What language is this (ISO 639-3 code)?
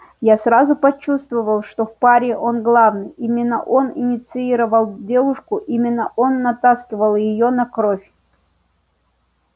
rus